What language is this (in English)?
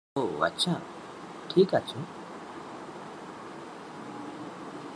Bangla